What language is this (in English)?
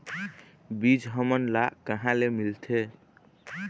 Chhattisgarhi